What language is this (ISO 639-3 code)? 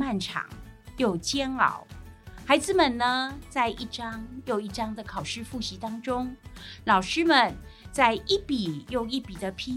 zho